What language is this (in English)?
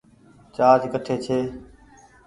Goaria